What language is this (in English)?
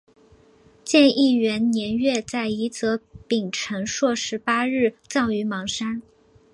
Chinese